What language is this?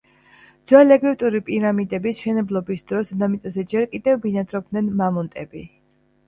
Georgian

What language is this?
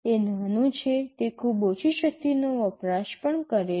Gujarati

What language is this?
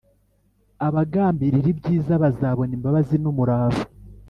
Kinyarwanda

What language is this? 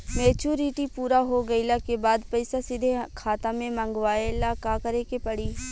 Bhojpuri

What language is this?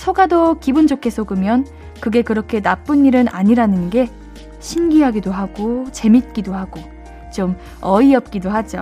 Korean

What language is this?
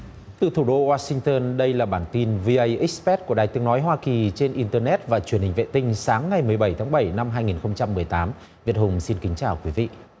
Vietnamese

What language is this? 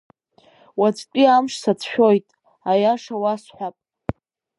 Abkhazian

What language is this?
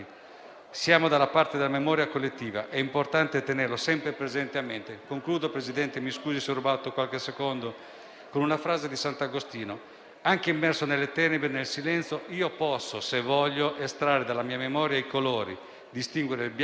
Italian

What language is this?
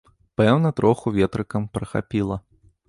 Belarusian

